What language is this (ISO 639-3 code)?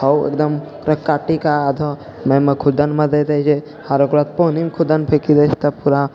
mai